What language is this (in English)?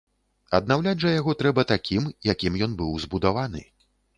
Belarusian